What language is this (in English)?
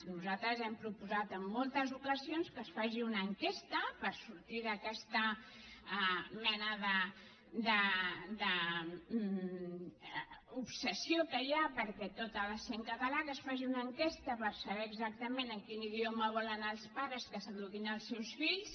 Catalan